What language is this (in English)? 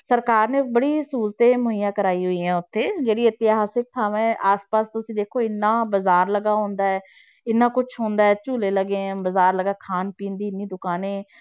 Punjabi